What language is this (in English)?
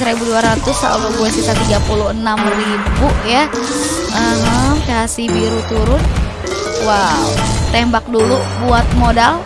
Indonesian